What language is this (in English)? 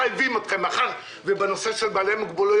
Hebrew